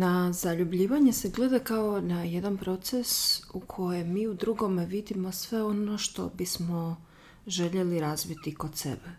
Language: Croatian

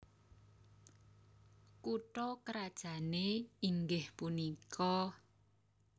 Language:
Javanese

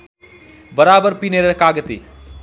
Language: Nepali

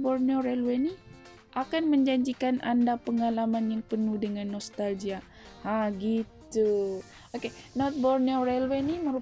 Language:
Malay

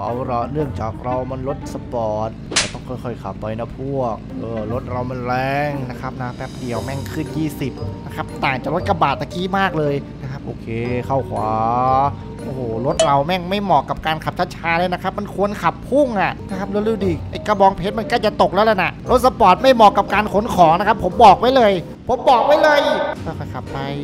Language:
Thai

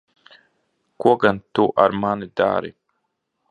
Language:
Latvian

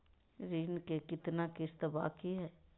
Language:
Magahi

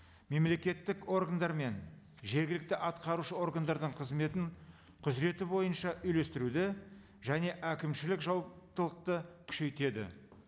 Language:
Kazakh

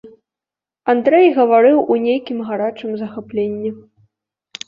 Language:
Belarusian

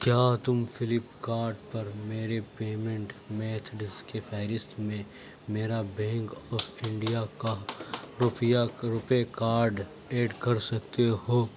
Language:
Urdu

